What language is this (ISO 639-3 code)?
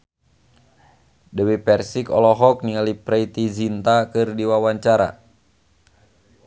sun